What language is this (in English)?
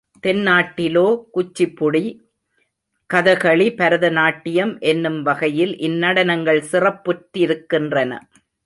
Tamil